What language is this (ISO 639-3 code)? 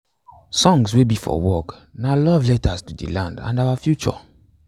pcm